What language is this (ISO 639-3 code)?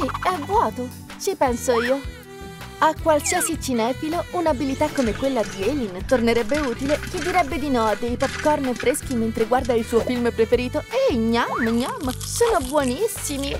ita